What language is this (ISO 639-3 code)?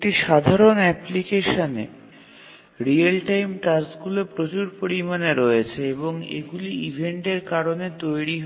ben